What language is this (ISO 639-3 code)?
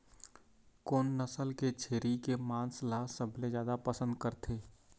hne